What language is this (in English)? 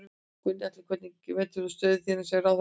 Icelandic